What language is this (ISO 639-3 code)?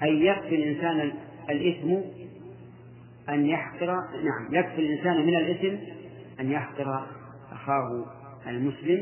ara